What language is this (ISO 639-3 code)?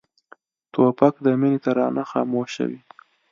pus